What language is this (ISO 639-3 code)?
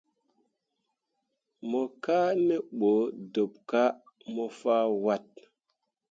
mua